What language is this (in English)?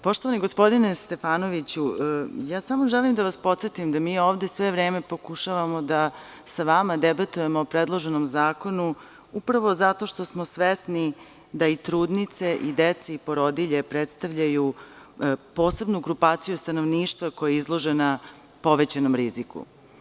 Serbian